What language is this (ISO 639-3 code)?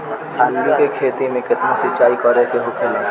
bho